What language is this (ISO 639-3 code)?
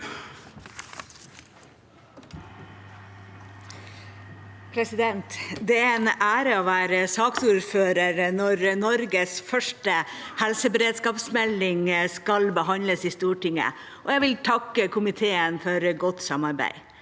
nor